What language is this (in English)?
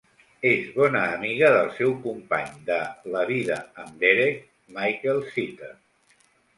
Catalan